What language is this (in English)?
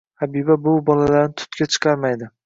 Uzbek